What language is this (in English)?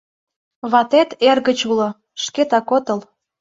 Mari